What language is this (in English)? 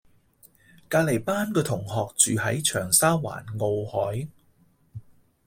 Cantonese